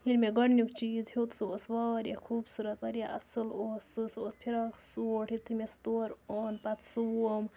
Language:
Kashmiri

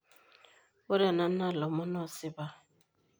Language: Masai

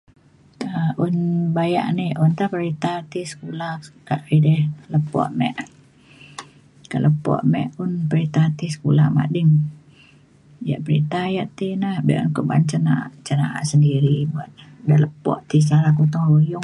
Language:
Mainstream Kenyah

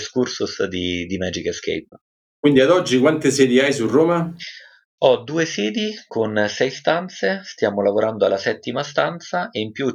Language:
Italian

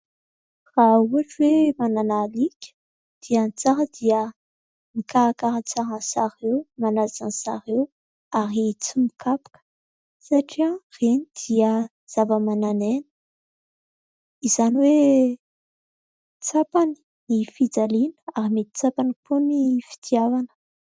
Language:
Malagasy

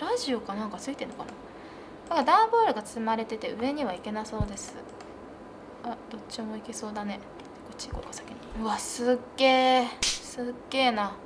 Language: Japanese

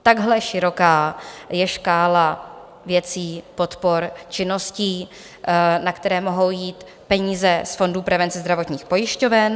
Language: Czech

